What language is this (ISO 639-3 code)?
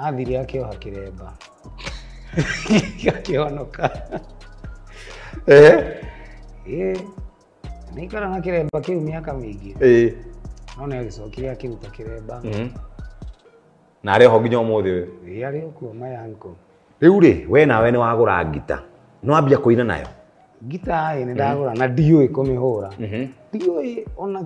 swa